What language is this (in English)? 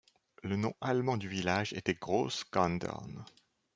French